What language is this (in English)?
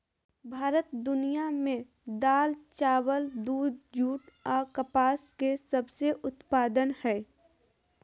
Magahi